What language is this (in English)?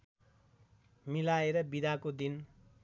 Nepali